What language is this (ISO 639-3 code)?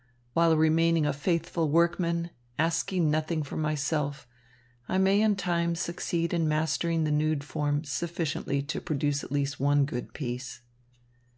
eng